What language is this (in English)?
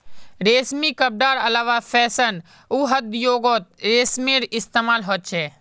Magahi